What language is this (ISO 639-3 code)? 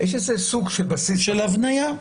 heb